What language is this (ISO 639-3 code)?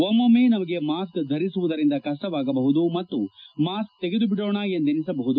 kan